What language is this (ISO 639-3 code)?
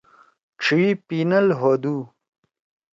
trw